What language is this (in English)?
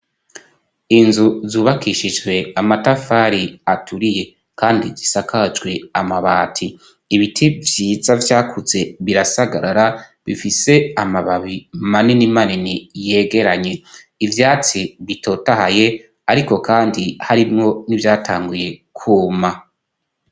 Rundi